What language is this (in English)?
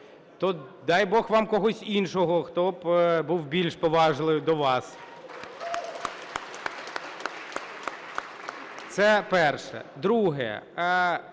Ukrainian